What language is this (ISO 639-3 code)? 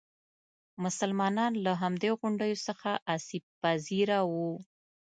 pus